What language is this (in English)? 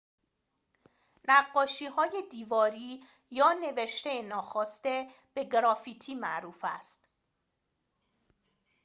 Persian